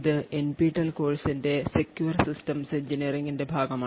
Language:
Malayalam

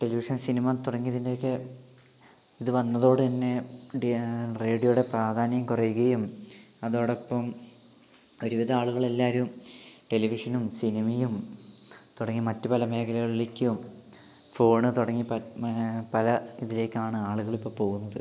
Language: Malayalam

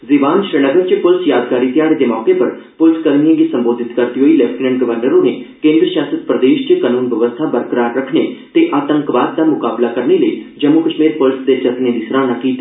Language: Dogri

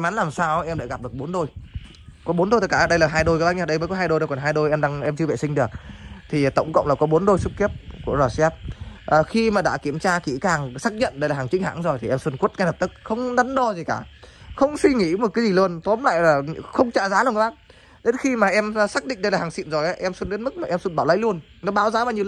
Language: Vietnamese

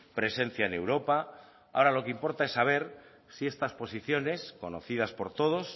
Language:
Spanish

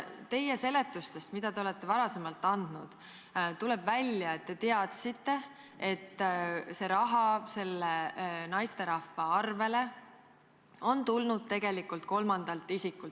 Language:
Estonian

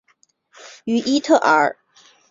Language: Chinese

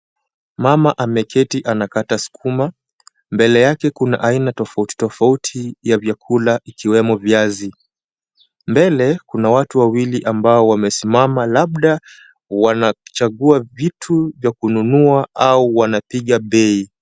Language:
Swahili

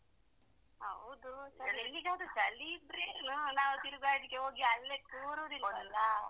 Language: Kannada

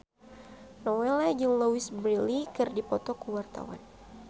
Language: Sundanese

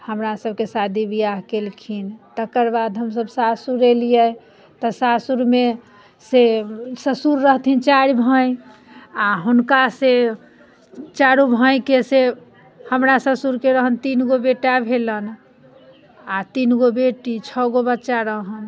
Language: Maithili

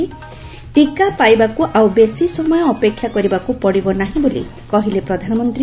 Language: Odia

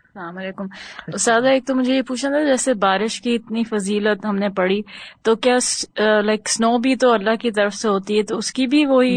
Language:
Urdu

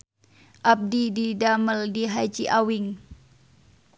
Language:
Sundanese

